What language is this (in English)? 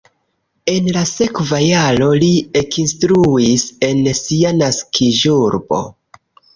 Esperanto